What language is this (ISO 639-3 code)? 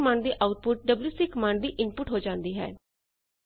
pan